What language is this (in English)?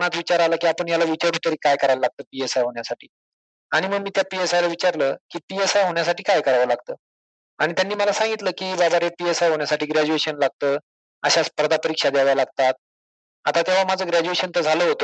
Marathi